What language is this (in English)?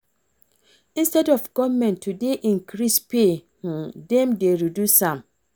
Nigerian Pidgin